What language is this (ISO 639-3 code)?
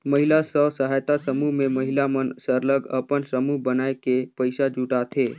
hne